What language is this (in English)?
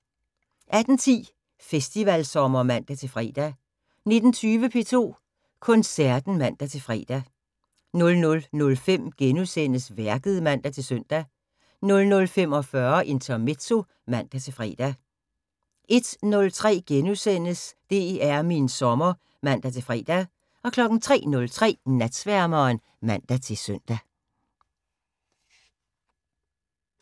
Danish